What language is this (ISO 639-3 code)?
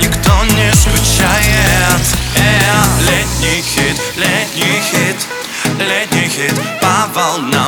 rus